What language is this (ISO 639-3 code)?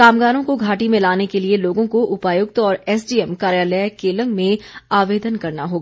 hin